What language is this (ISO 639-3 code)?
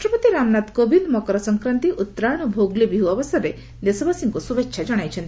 ori